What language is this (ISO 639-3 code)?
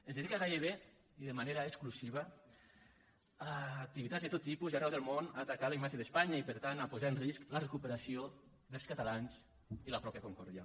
cat